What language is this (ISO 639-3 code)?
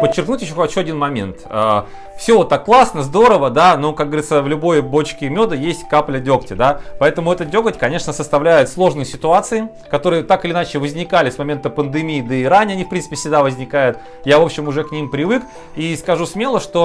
rus